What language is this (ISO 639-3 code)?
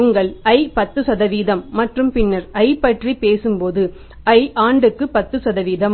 tam